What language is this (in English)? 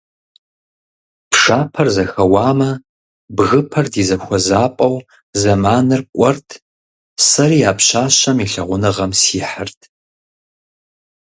Kabardian